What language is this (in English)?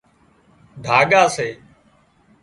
Wadiyara Koli